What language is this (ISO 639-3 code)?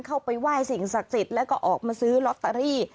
tha